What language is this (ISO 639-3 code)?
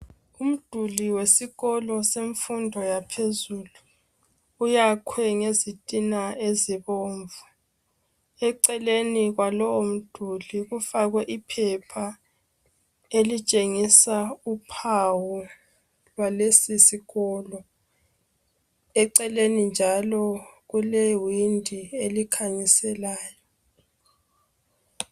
nde